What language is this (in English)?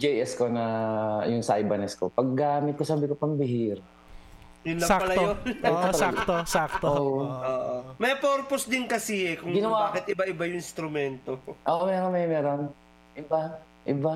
Filipino